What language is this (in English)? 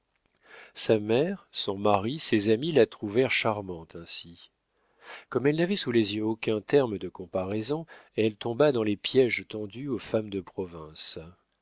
French